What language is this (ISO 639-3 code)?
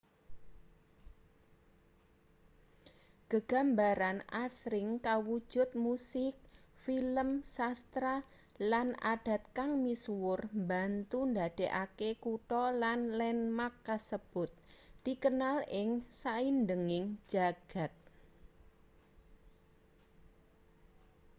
jav